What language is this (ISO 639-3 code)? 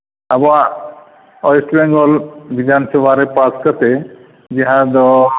sat